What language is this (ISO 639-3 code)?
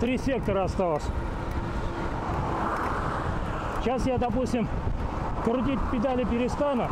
rus